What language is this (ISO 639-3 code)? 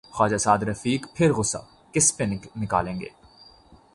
urd